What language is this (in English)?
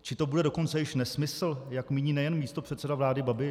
Czech